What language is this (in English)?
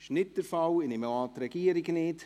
Swiss German